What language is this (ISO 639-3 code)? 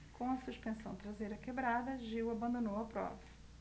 por